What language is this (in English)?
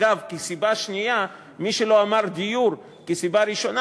Hebrew